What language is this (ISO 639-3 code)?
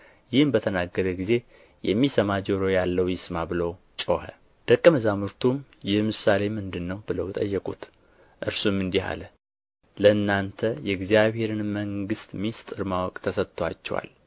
amh